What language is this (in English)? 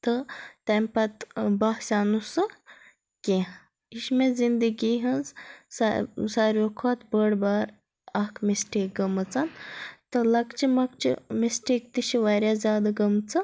Kashmiri